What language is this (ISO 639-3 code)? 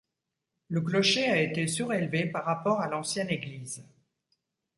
fra